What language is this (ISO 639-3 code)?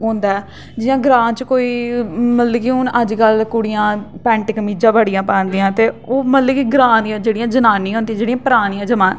doi